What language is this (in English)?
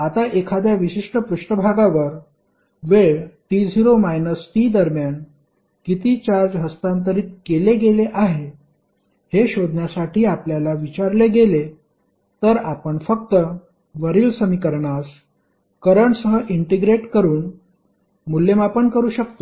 Marathi